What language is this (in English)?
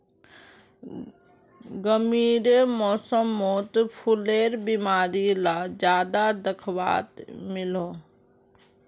Magahi